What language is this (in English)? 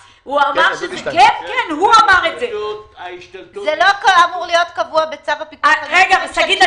Hebrew